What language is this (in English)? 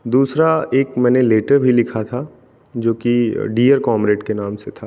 Hindi